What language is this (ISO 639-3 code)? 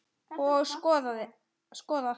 isl